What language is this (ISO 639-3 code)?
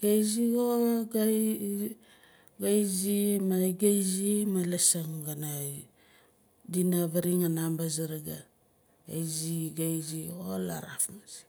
nal